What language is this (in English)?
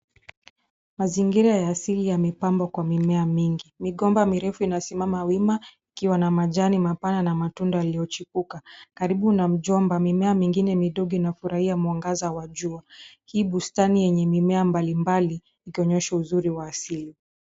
Swahili